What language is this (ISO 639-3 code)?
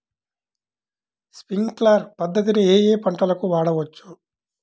tel